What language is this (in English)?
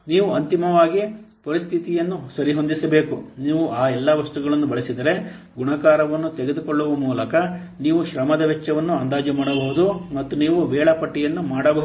Kannada